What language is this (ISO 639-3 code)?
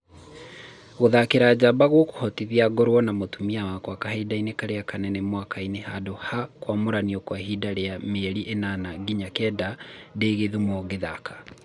kik